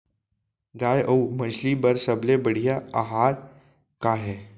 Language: Chhattisgarhi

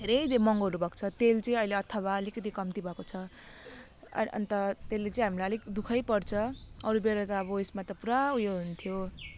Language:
Nepali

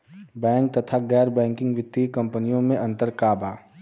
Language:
Bhojpuri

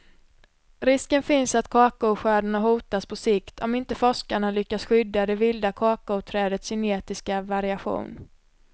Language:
Swedish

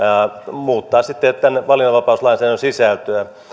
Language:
Finnish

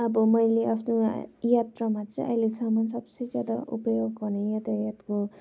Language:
Nepali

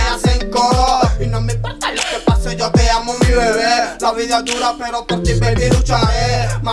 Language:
Indonesian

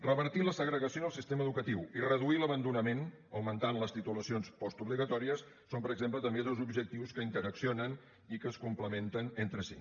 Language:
Catalan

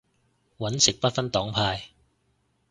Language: Cantonese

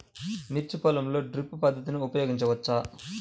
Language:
Telugu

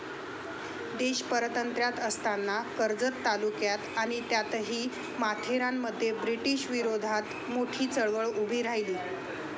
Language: Marathi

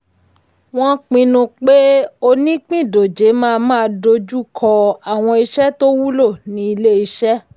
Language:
Yoruba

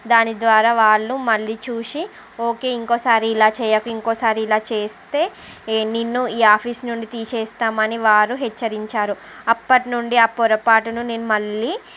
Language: Telugu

